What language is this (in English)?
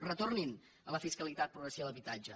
Catalan